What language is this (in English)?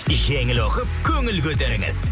Kazakh